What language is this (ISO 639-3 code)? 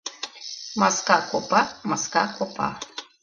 chm